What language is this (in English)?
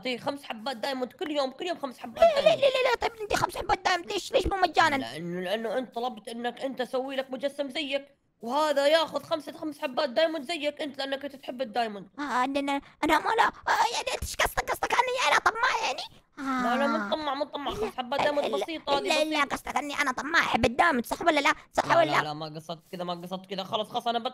Arabic